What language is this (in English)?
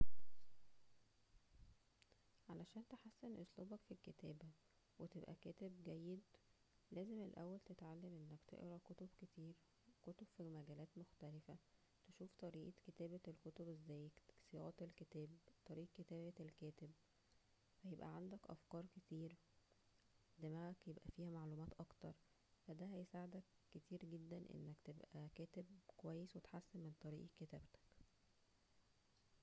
Egyptian Arabic